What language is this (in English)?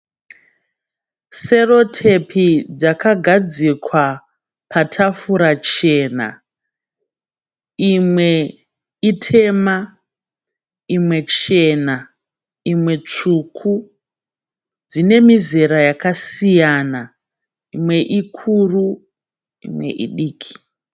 Shona